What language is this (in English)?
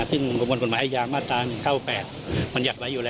Thai